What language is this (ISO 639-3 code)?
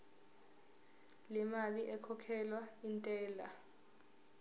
zul